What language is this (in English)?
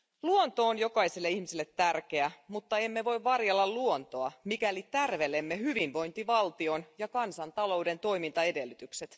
Finnish